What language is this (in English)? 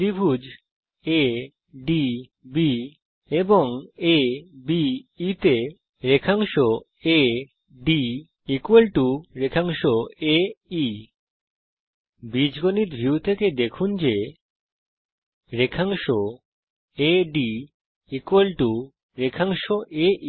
Bangla